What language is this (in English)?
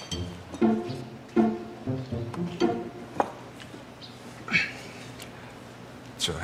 Korean